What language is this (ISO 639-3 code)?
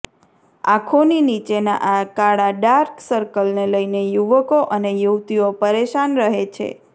guj